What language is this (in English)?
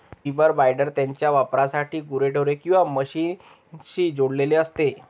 Marathi